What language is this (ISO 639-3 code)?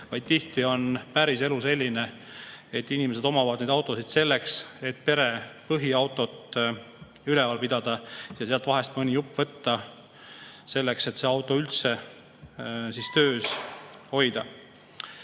est